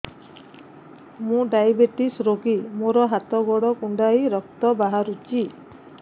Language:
Odia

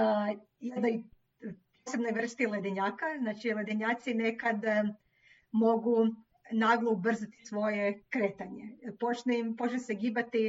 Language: Croatian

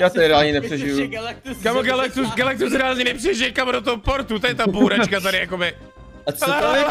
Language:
Czech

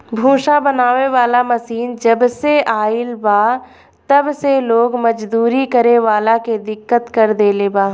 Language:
Bhojpuri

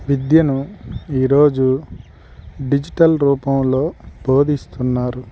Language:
Telugu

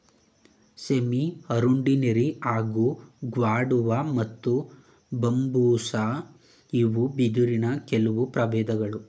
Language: Kannada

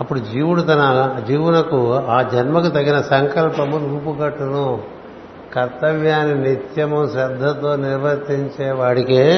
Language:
Telugu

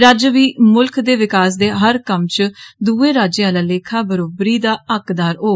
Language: Dogri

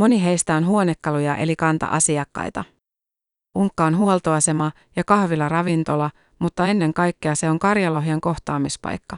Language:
Finnish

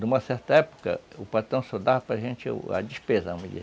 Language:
Portuguese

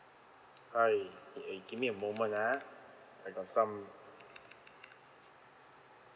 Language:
English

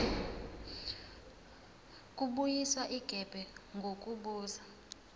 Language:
Zulu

